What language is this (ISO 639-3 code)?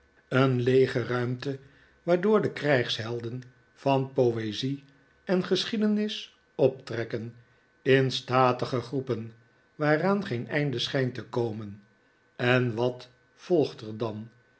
nld